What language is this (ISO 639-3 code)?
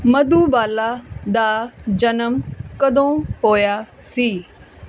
pan